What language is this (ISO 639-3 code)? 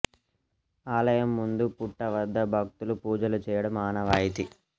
tel